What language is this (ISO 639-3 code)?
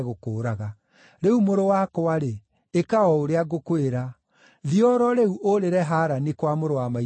kik